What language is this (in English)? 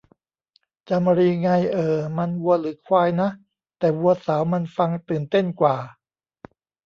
Thai